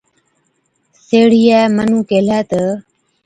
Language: Od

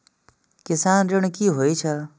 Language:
Maithili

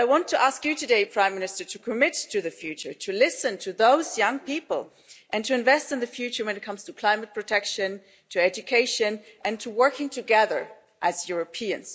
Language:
English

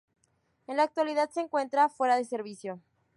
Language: Spanish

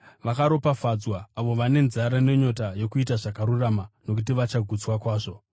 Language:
Shona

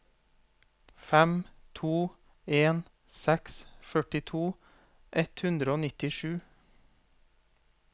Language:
Norwegian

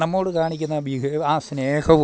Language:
Malayalam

